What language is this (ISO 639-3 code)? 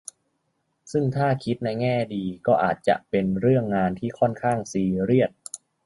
tha